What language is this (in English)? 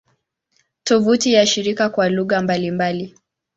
Swahili